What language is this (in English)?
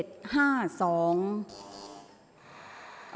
Thai